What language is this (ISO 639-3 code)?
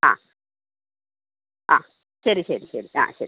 mal